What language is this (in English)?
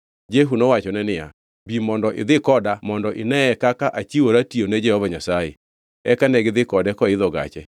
Luo (Kenya and Tanzania)